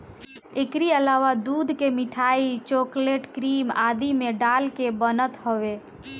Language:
Bhojpuri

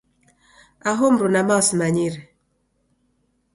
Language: Taita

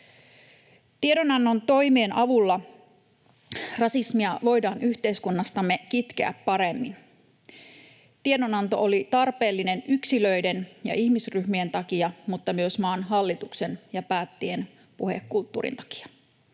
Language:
Finnish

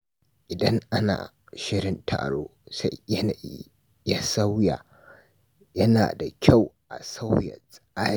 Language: Hausa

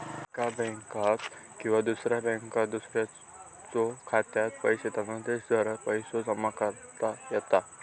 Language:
Marathi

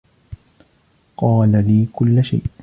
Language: Arabic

